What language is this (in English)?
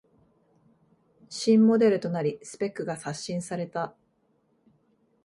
Japanese